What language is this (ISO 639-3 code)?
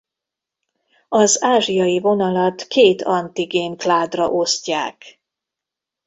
hun